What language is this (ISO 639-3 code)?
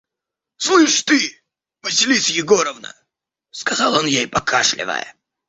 rus